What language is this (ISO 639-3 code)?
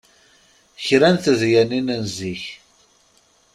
kab